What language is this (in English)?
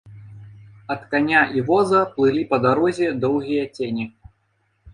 Belarusian